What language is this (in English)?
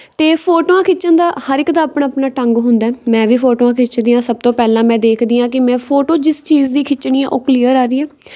Punjabi